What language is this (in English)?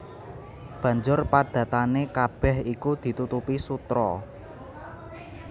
Javanese